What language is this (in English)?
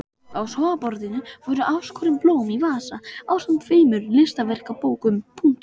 Icelandic